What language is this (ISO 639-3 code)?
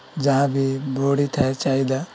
ori